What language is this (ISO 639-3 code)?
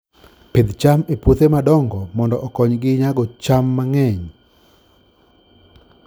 luo